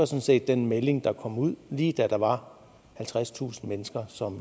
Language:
Danish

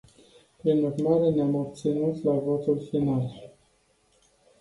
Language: Romanian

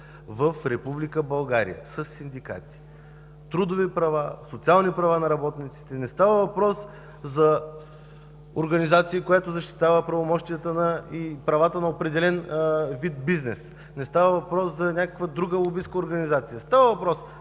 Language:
Bulgarian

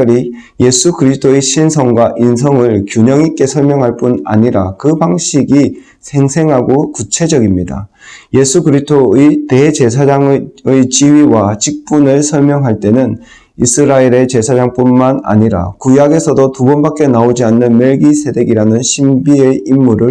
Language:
Korean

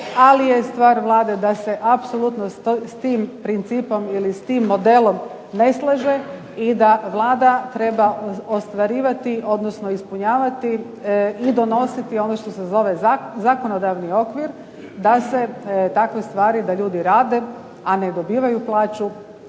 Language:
Croatian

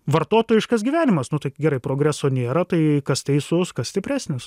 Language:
Lithuanian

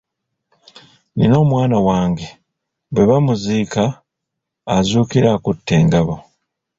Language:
Ganda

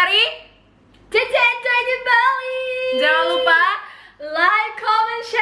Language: Indonesian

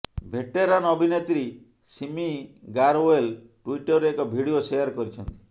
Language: Odia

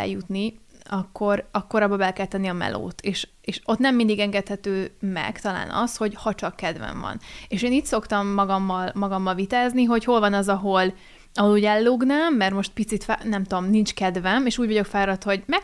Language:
Hungarian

